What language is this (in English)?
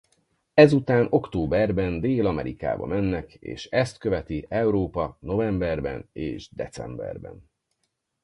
Hungarian